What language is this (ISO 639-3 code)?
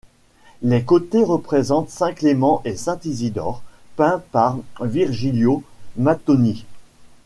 fra